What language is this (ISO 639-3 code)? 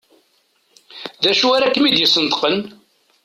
kab